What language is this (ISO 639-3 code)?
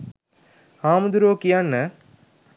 sin